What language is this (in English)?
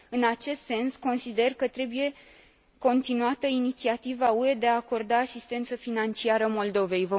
Romanian